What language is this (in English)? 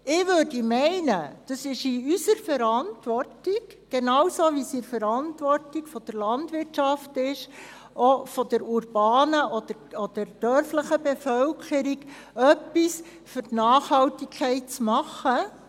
Swiss German